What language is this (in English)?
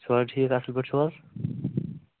Kashmiri